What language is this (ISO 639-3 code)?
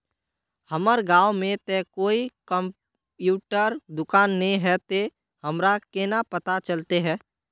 mag